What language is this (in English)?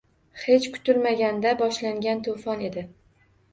Uzbek